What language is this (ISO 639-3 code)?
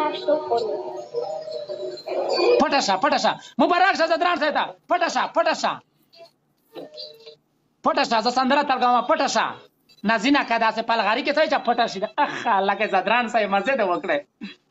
ara